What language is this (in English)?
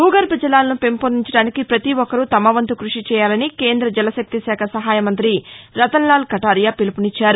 Telugu